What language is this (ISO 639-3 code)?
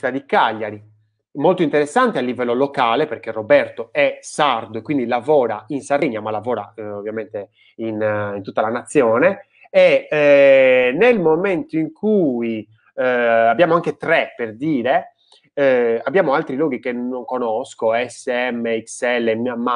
ita